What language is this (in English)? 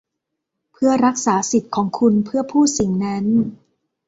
Thai